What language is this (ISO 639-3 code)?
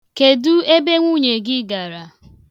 ibo